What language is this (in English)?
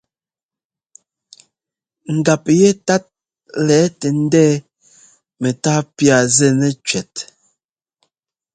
Ngomba